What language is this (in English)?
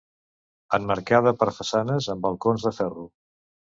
Catalan